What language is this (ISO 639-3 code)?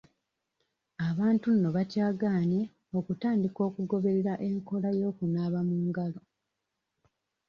lug